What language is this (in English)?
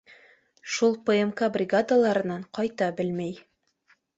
Bashkir